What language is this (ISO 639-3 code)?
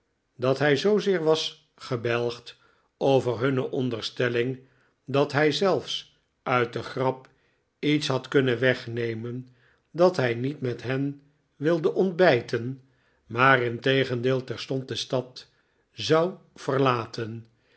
nld